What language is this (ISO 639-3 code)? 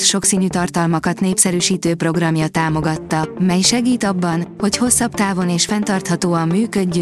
hun